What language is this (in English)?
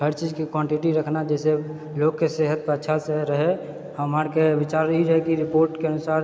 Maithili